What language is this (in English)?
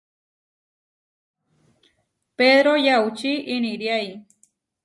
Huarijio